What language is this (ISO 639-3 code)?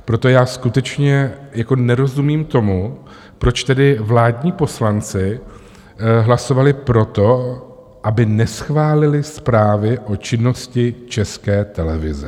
ces